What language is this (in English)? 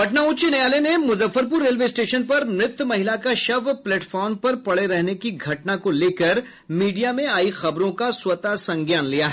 Hindi